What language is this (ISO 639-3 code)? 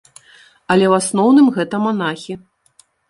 bel